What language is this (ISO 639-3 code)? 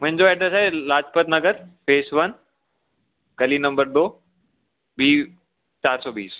snd